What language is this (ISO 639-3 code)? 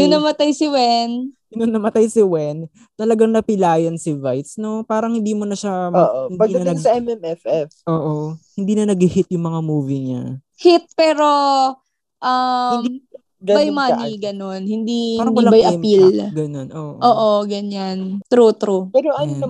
fil